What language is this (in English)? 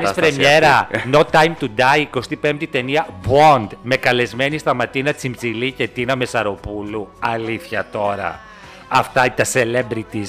Greek